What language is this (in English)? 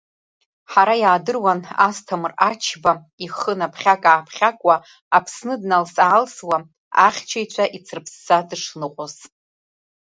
Abkhazian